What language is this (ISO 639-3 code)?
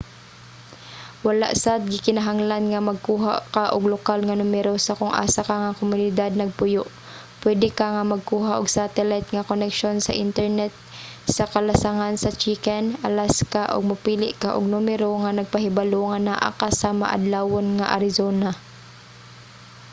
ceb